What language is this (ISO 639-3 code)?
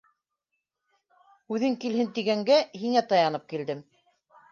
bak